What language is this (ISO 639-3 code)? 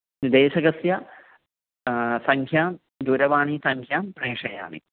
san